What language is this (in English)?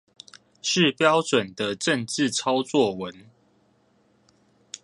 Chinese